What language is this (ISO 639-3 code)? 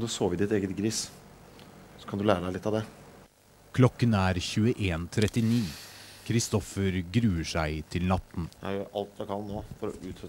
nor